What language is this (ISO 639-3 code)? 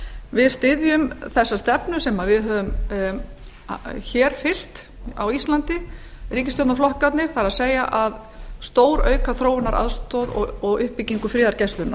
isl